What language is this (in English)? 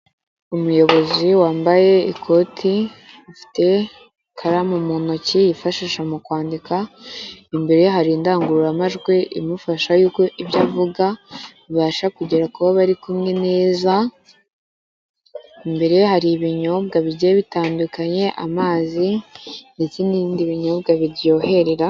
Kinyarwanda